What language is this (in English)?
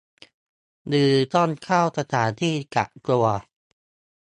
Thai